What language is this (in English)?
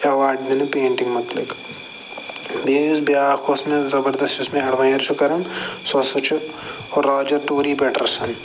Kashmiri